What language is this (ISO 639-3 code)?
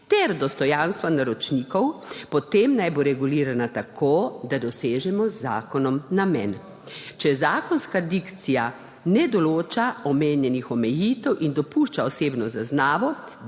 slv